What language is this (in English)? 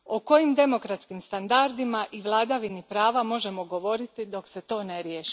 Croatian